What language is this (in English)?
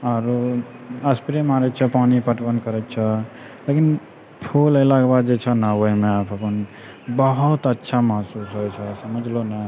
Maithili